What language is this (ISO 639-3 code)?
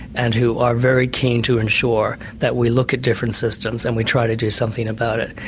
eng